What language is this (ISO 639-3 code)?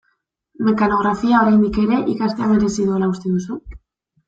eus